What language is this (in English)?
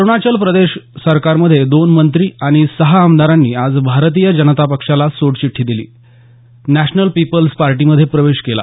Marathi